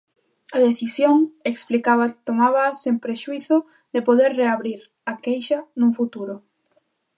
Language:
Galician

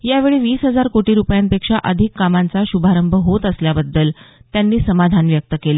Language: Marathi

